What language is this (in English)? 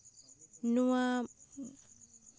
Santali